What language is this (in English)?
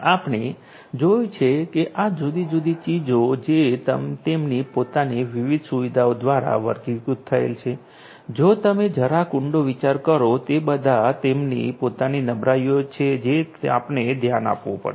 Gujarati